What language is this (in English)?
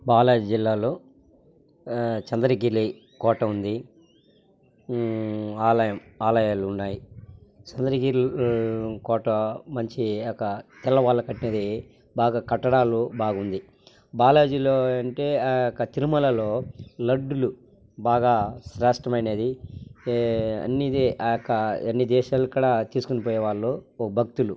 Telugu